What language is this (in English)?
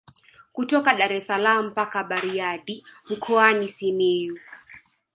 Swahili